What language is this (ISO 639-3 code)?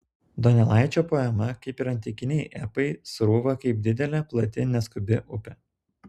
lit